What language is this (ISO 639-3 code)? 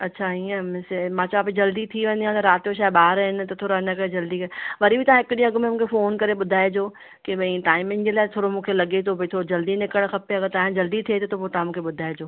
snd